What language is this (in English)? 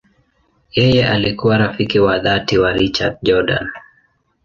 Swahili